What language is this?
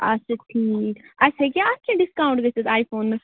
Kashmiri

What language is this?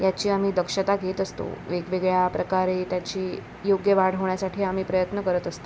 Marathi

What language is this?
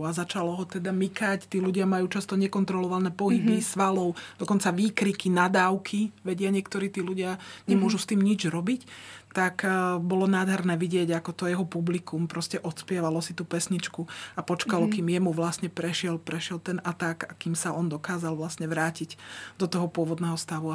Slovak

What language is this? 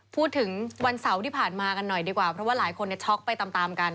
Thai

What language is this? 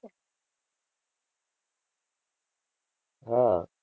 Gujarati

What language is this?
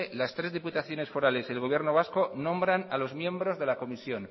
Spanish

